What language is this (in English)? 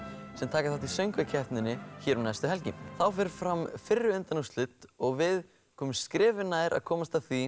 Icelandic